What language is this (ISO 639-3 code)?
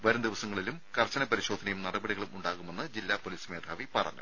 mal